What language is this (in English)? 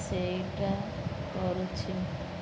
Odia